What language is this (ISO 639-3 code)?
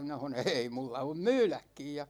fin